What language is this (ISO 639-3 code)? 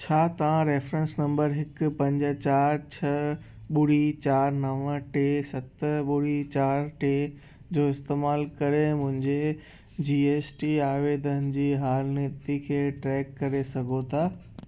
snd